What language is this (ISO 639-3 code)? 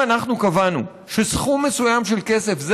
heb